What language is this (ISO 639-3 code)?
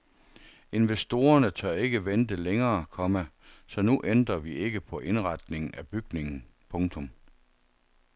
dan